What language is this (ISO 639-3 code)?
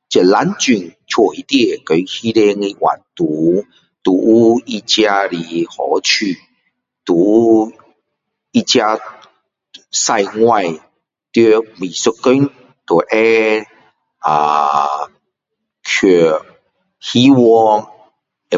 cdo